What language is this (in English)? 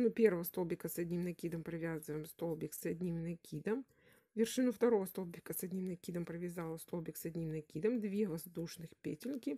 Russian